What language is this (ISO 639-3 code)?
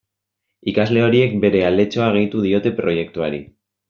eus